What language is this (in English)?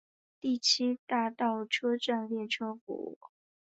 Chinese